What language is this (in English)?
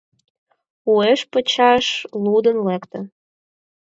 Mari